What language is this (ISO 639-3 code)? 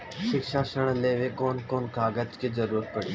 bho